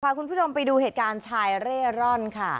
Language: Thai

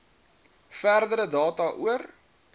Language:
Afrikaans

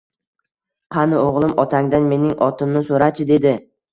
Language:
Uzbek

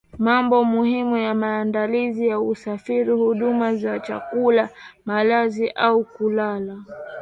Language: Swahili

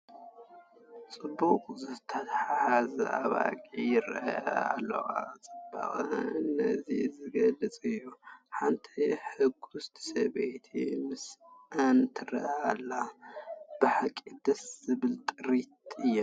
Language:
Tigrinya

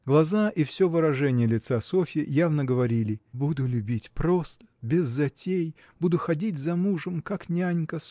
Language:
Russian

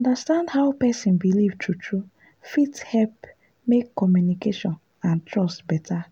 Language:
Nigerian Pidgin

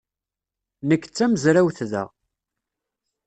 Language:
Kabyle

